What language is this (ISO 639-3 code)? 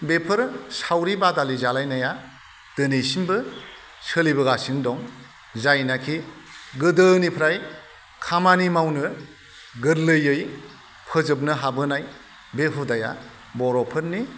brx